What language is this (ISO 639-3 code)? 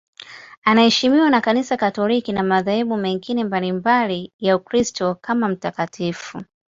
swa